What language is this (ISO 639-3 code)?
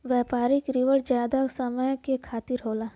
bho